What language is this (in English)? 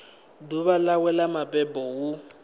Venda